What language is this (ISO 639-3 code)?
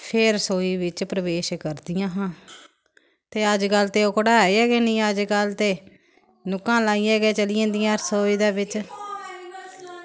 doi